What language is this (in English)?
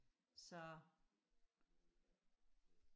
Danish